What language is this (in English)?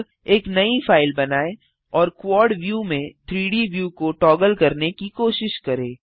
Hindi